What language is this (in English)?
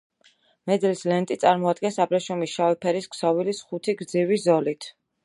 Georgian